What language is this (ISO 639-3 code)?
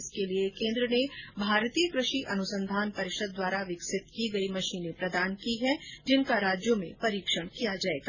hin